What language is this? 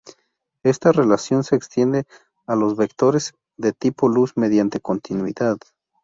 Spanish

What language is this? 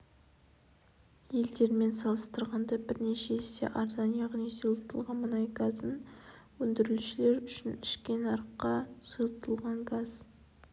Kazakh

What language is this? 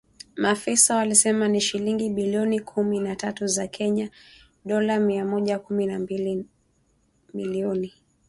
Swahili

